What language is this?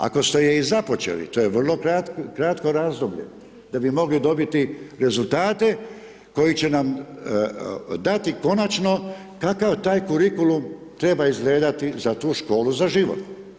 Croatian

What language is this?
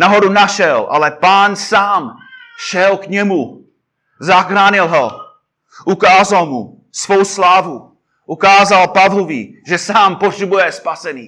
Czech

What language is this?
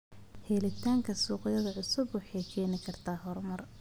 Somali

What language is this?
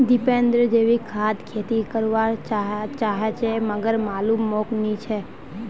Magahi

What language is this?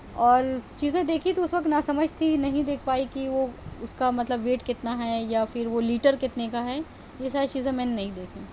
Urdu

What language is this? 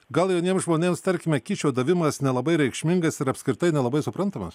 Lithuanian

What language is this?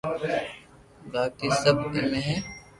Loarki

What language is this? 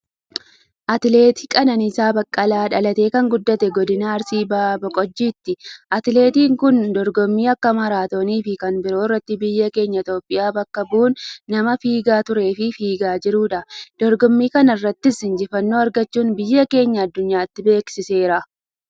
Oromo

